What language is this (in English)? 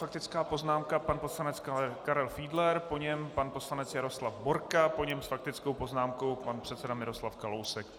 Czech